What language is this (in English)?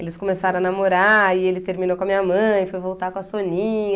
Portuguese